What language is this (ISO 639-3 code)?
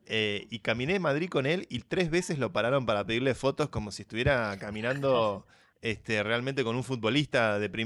spa